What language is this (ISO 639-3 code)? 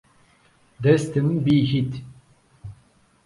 zza